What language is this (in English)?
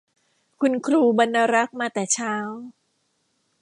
Thai